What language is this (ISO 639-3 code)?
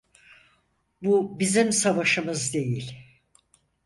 tur